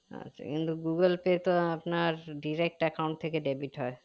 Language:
Bangla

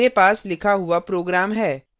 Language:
Hindi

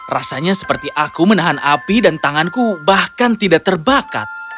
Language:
Indonesian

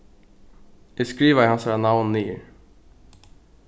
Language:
Faroese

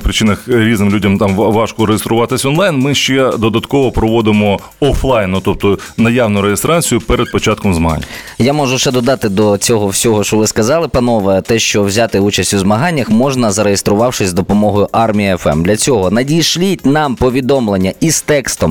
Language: Ukrainian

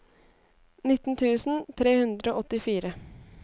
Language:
Norwegian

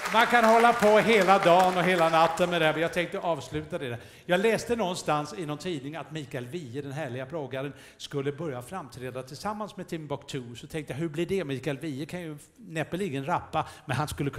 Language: Swedish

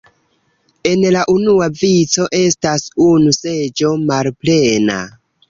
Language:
Esperanto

